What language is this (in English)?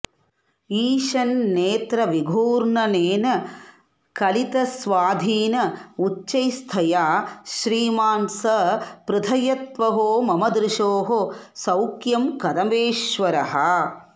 Sanskrit